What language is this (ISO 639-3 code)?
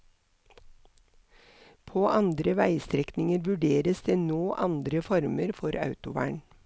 nor